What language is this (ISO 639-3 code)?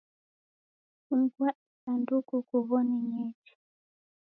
dav